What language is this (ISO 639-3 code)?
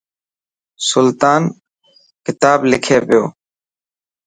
mki